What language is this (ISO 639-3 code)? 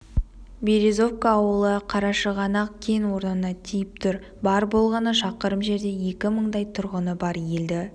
kaz